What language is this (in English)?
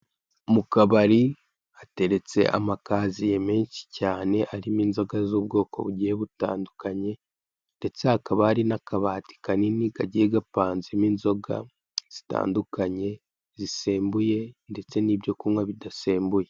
Kinyarwanda